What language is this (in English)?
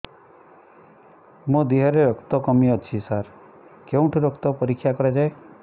Odia